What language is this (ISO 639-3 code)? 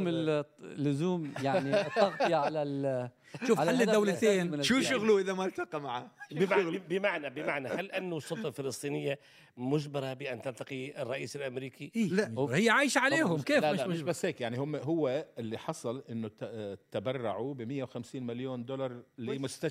ara